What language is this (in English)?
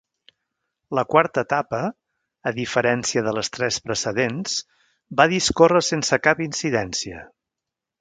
Catalan